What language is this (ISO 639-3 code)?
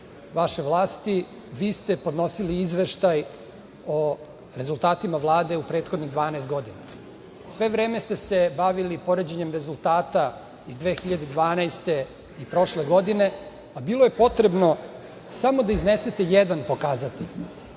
srp